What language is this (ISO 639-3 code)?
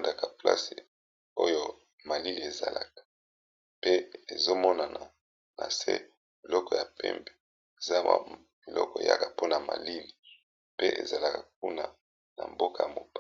lin